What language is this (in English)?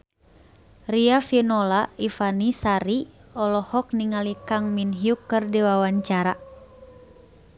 Sundanese